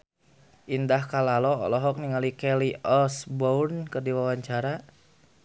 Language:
Sundanese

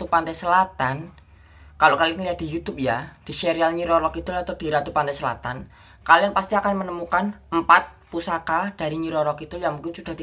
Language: Indonesian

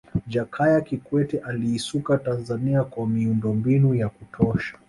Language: Swahili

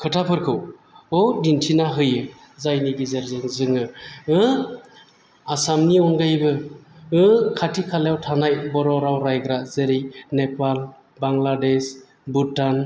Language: Bodo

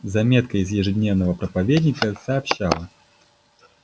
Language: Russian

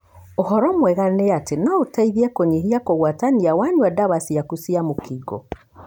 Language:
Kikuyu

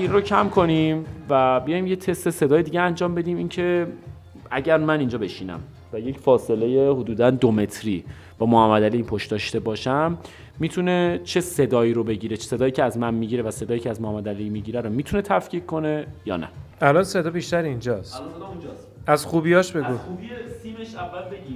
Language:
Persian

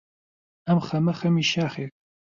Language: Central Kurdish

